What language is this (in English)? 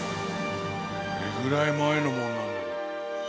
Japanese